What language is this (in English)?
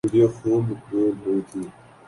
Urdu